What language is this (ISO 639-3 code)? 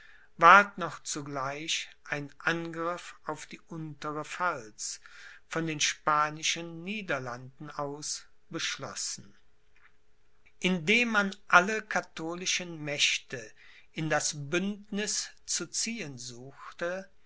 deu